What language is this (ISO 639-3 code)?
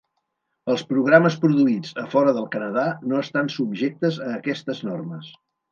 cat